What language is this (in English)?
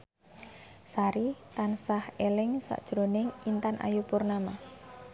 Javanese